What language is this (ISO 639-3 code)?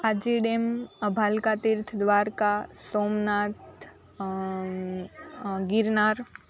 guj